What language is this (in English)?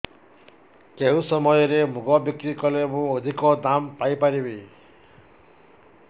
Odia